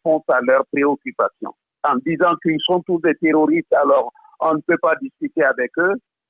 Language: French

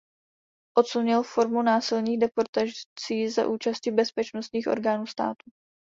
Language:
Czech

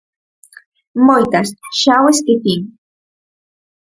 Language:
Galician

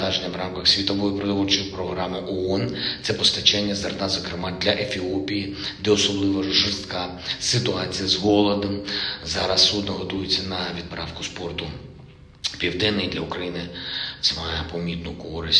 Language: Ukrainian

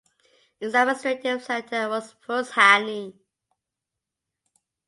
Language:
English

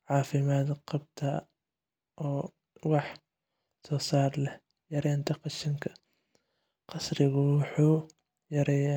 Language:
Somali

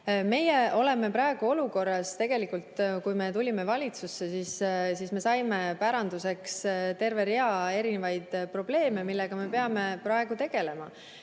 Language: Estonian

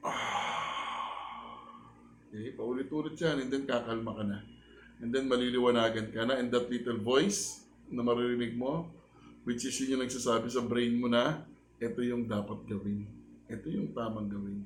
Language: Filipino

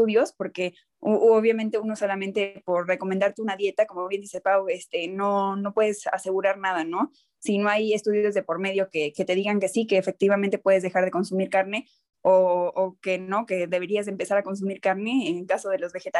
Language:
Spanish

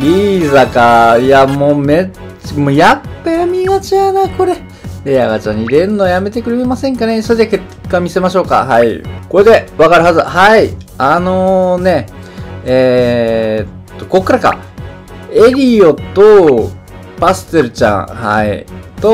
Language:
Japanese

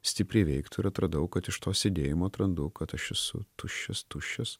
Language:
Lithuanian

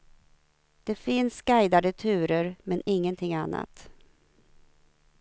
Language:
Swedish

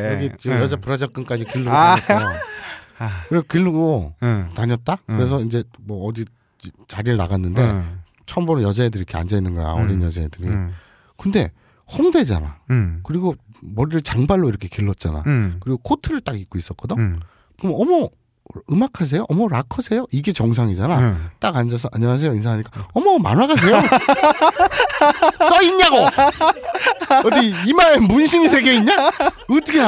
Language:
Korean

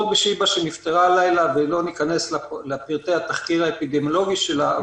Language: Hebrew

